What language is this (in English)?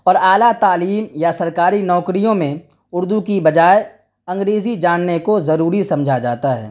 Urdu